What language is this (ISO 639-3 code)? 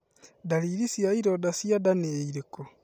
kik